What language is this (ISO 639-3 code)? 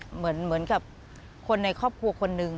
tha